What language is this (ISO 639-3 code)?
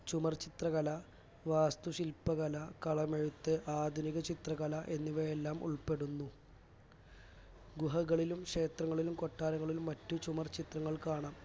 mal